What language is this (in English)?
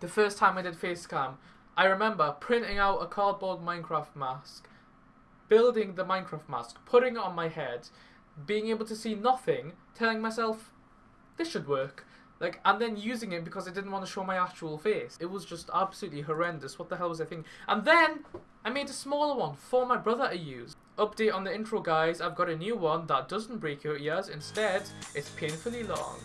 English